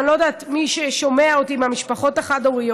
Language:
Hebrew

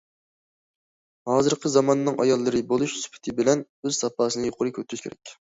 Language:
Uyghur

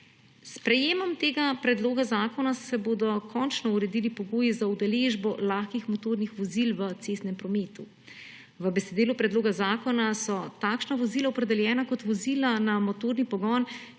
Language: Slovenian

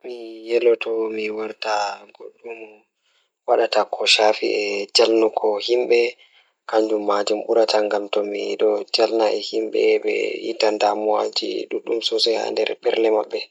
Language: Fula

